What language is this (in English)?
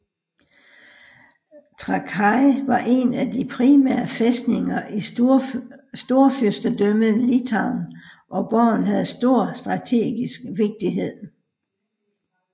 Danish